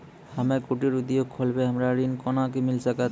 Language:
Maithili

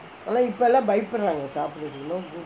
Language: English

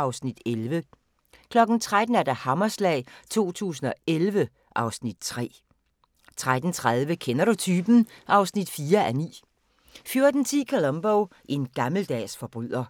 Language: Danish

